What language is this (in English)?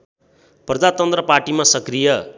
Nepali